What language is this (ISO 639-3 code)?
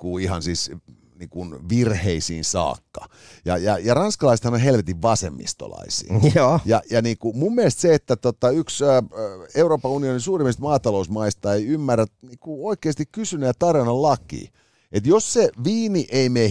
fin